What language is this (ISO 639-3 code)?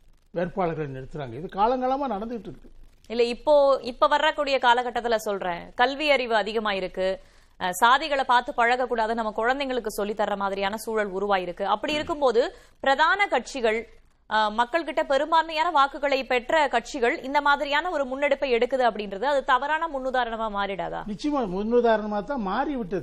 tam